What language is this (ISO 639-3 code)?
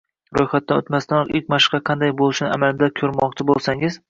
uzb